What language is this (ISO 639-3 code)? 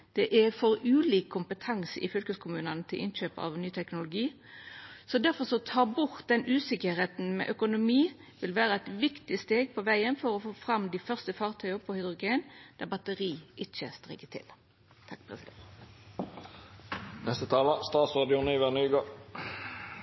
nno